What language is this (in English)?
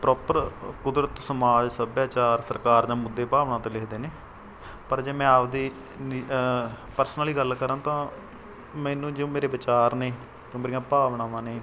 Punjabi